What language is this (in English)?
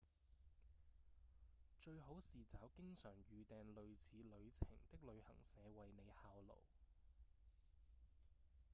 Cantonese